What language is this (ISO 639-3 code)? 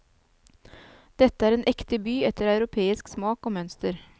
nor